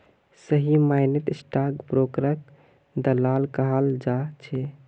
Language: Magahi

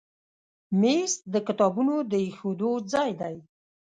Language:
Pashto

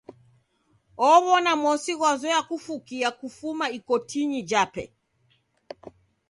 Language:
Taita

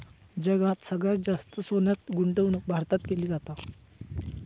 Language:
Marathi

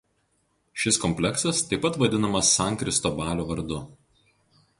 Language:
Lithuanian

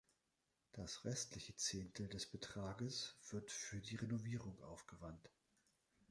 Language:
German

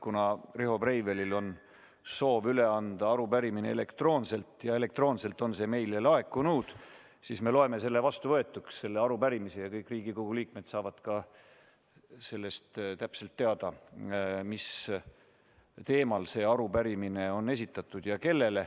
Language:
Estonian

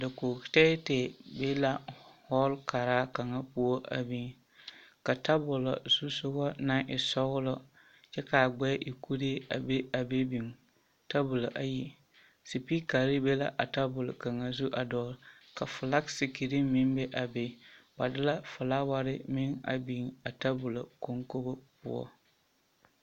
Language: Southern Dagaare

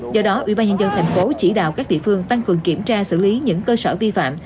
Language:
Vietnamese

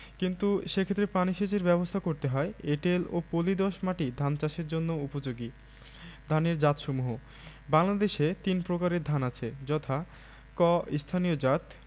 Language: Bangla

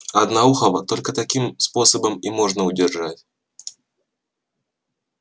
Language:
Russian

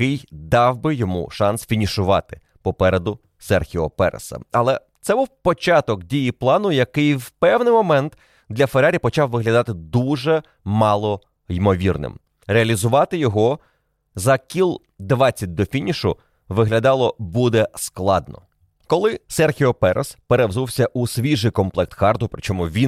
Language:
Ukrainian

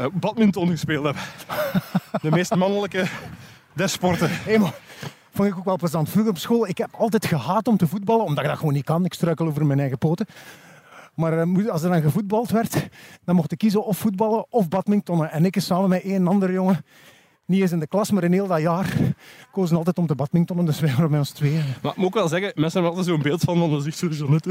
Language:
Dutch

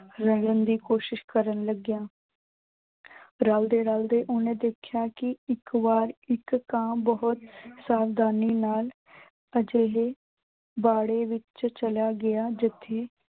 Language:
Punjabi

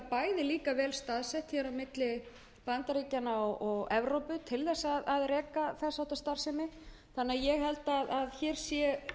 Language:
Icelandic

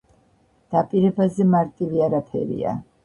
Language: Georgian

